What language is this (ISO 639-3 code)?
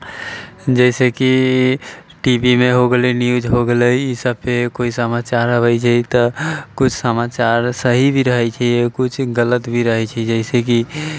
mai